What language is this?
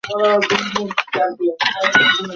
Bangla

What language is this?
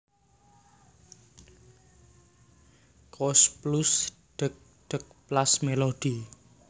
Javanese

